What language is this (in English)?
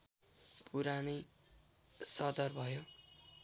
Nepali